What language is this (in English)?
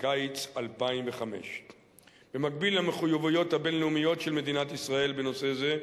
Hebrew